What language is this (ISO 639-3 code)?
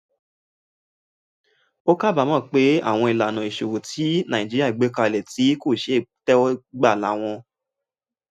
yor